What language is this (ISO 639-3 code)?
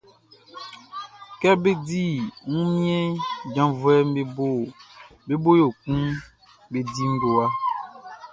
bci